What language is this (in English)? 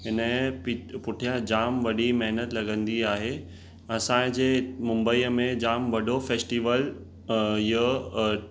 Sindhi